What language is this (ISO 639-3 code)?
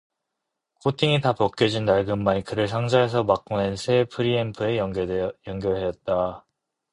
kor